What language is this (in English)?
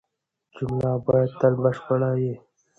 Pashto